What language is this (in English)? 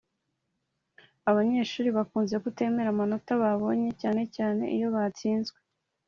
Kinyarwanda